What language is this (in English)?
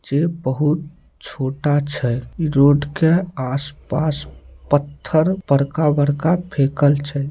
Maithili